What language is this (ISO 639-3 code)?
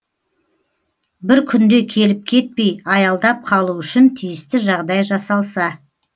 kaz